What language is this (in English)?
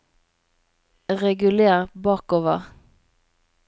Norwegian